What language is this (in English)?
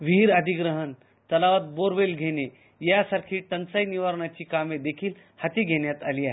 Marathi